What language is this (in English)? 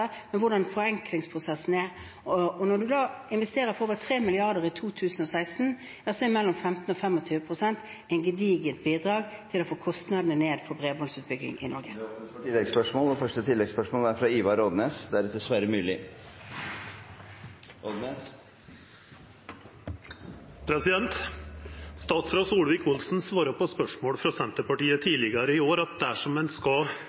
Norwegian